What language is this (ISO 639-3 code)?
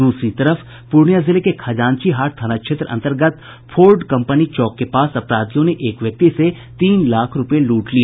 hin